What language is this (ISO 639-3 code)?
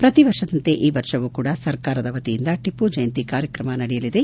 kan